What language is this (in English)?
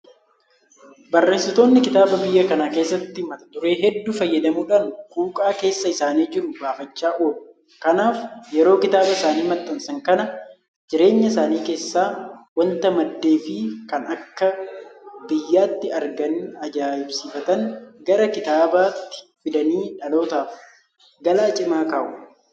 Oromo